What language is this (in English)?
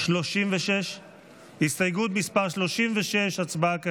Hebrew